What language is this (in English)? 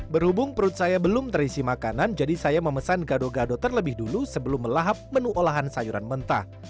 Indonesian